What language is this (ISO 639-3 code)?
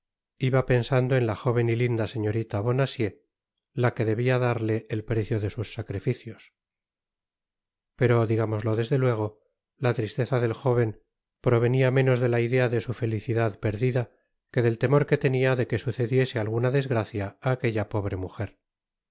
spa